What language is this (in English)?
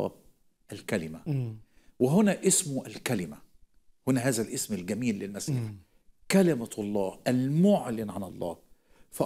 Arabic